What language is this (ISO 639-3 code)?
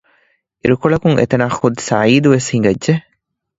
div